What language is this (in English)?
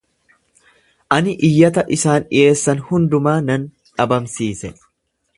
Oromo